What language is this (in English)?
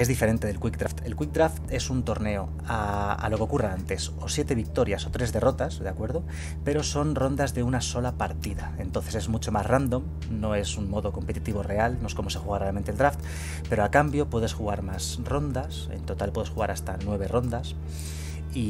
Spanish